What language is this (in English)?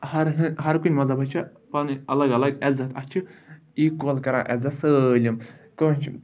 Kashmiri